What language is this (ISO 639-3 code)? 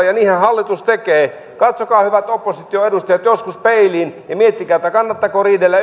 fin